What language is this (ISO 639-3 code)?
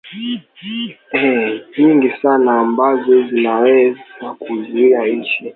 swa